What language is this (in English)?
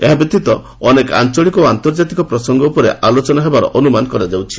Odia